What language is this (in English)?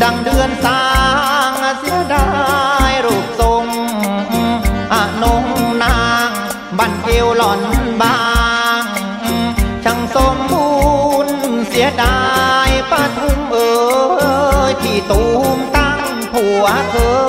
Thai